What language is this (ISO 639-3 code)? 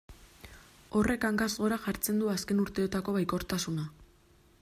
eus